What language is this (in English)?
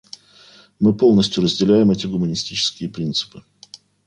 Russian